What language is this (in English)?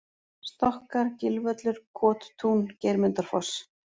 Icelandic